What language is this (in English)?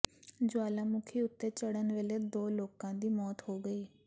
Punjabi